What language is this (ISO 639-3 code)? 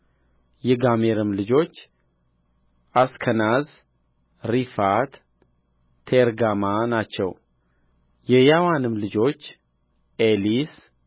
amh